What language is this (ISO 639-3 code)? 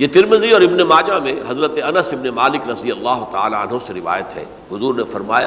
urd